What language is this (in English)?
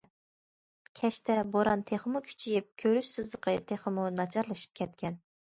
Uyghur